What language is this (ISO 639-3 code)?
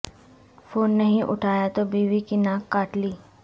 urd